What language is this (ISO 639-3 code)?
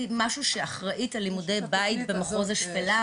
heb